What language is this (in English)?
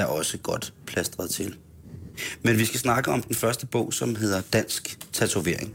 Danish